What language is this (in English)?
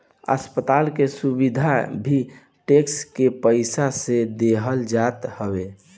Bhojpuri